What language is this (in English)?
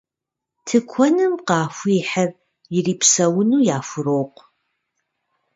Kabardian